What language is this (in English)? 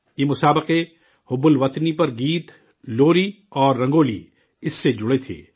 Urdu